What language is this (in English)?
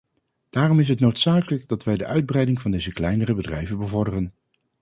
Dutch